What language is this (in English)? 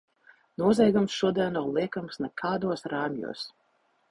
Latvian